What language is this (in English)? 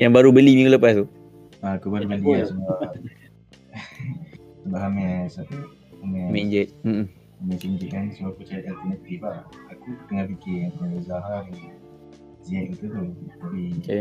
Malay